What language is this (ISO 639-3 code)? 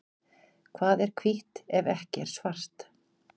isl